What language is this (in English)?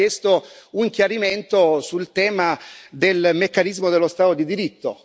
Italian